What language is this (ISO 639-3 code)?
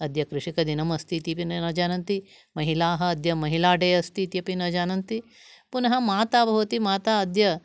san